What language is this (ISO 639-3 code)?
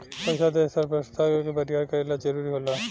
bho